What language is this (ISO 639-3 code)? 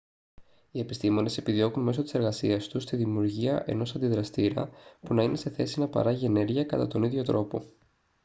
ell